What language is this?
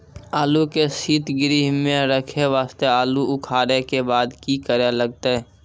Maithili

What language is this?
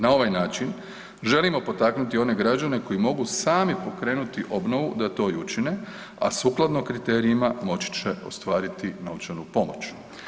Croatian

